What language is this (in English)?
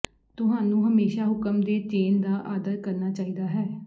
Punjabi